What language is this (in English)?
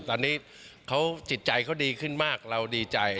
Thai